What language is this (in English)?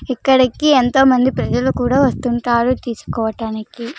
Telugu